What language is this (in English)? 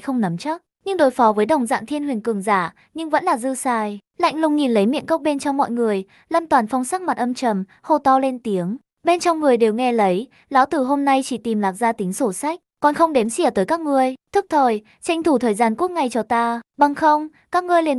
Vietnamese